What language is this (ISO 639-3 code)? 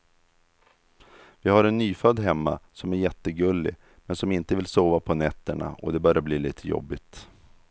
swe